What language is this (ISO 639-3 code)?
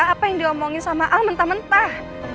ind